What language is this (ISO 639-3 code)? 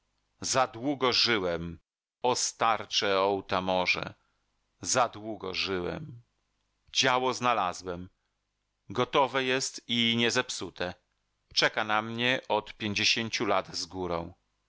pol